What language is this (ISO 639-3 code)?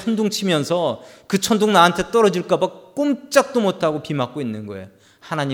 kor